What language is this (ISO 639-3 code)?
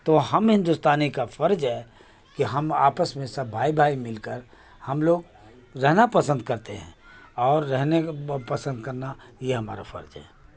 urd